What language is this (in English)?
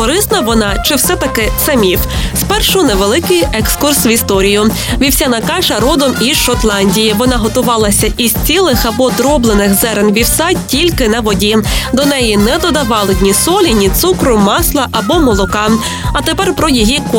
Ukrainian